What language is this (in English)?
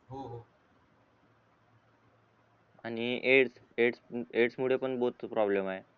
Marathi